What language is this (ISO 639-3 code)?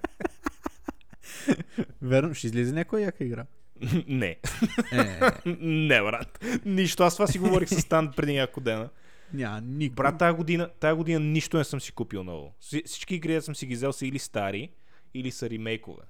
bul